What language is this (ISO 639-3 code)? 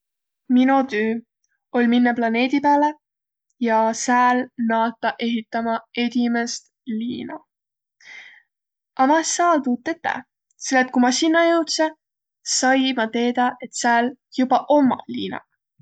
vro